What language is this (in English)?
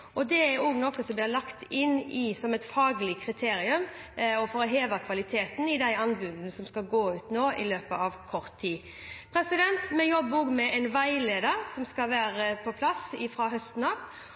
Norwegian Bokmål